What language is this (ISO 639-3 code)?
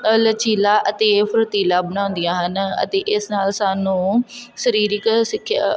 pan